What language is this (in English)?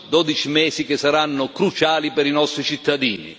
Italian